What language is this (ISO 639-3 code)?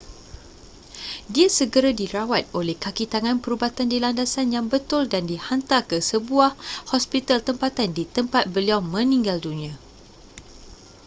msa